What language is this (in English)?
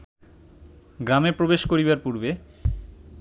Bangla